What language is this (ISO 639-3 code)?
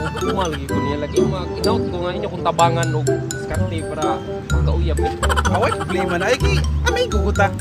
ind